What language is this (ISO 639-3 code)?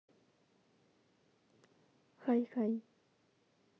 rus